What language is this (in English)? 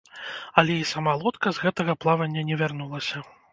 Belarusian